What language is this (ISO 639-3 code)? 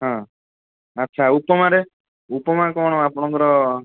ori